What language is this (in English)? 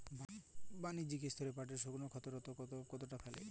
Bangla